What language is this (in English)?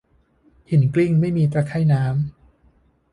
Thai